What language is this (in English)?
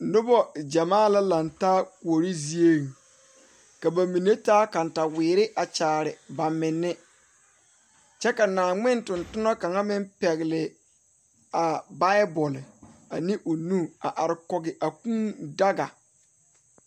Southern Dagaare